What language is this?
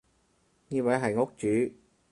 Cantonese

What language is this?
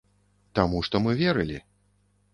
Belarusian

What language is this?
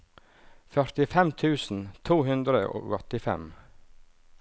Norwegian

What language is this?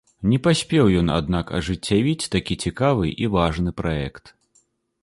Belarusian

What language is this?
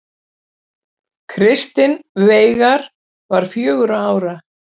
Icelandic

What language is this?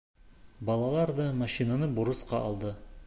Bashkir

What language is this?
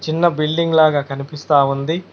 Telugu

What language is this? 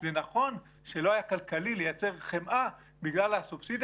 Hebrew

